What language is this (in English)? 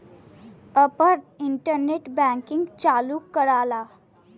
Bhojpuri